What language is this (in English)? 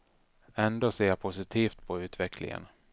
Swedish